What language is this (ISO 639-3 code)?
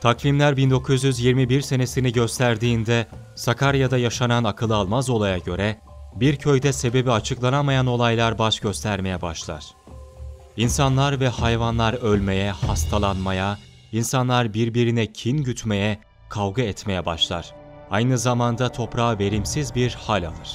tur